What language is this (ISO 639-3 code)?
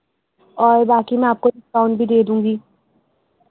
urd